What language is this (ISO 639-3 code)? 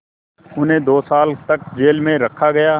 hin